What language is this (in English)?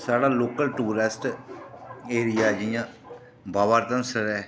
Dogri